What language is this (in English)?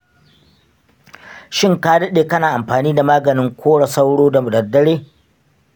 Hausa